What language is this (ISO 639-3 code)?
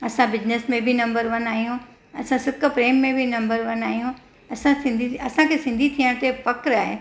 snd